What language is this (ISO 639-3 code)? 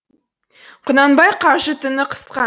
kaz